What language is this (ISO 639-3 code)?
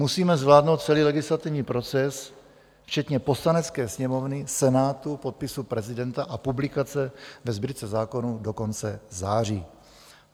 ces